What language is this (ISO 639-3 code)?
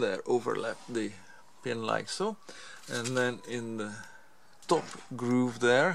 eng